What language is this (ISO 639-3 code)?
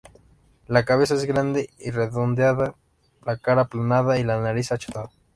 spa